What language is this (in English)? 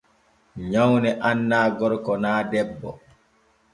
Borgu Fulfulde